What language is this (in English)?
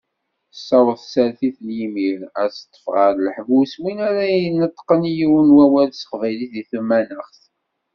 Kabyle